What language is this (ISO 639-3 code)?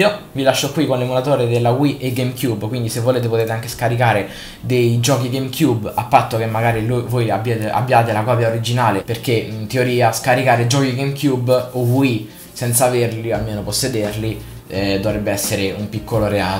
ita